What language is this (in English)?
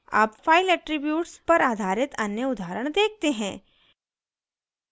Hindi